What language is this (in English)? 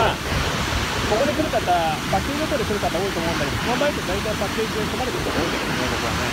Japanese